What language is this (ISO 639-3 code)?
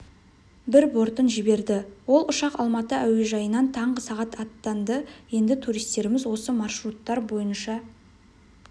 kaz